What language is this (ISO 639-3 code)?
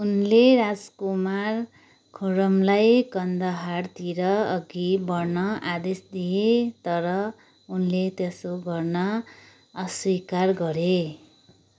nep